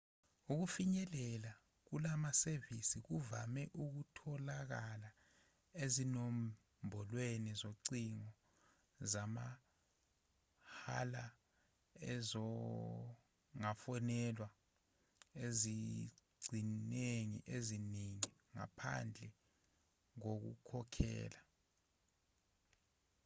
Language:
Zulu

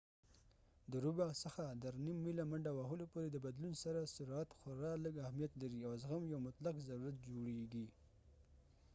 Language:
Pashto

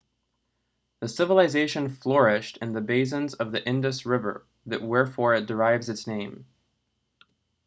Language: English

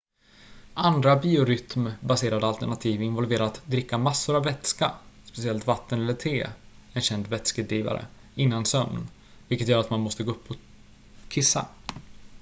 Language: Swedish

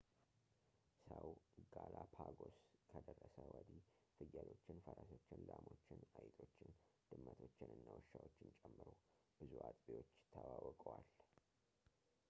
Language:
Amharic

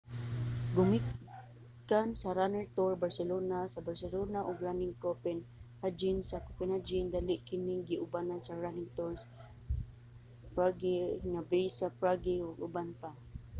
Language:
Cebuano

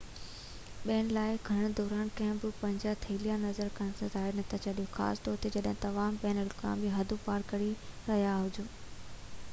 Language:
Sindhi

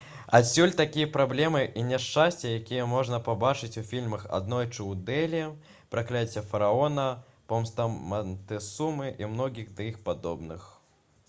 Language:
Belarusian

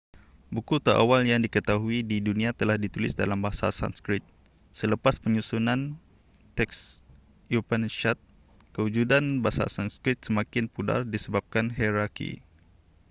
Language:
Malay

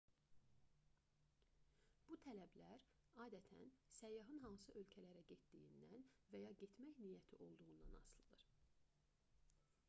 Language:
Azerbaijani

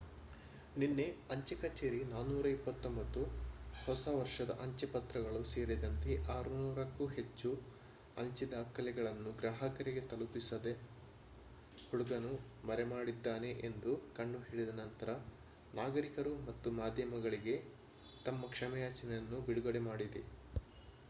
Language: Kannada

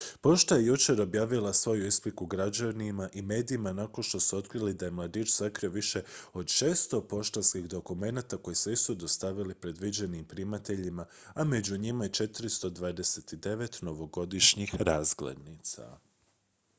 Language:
Croatian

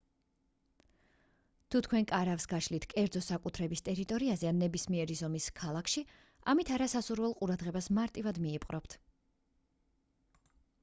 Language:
Georgian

